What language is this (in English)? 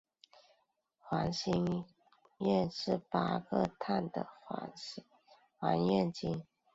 Chinese